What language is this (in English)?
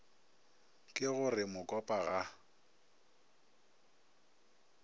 Northern Sotho